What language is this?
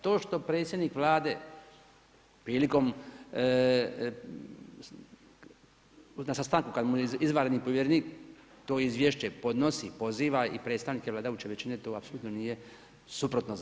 Croatian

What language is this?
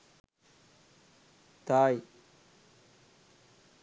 Sinhala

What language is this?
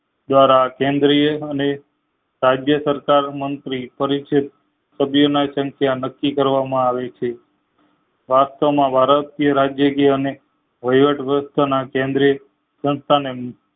Gujarati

